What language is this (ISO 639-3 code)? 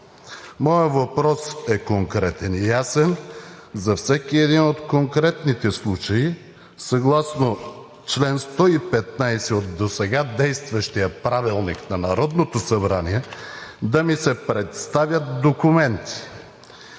bul